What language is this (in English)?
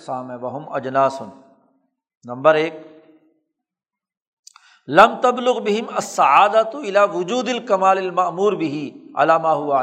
Urdu